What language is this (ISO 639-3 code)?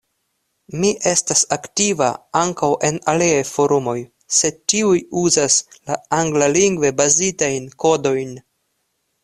epo